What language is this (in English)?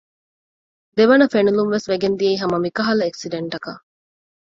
Divehi